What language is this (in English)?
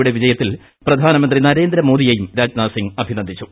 Malayalam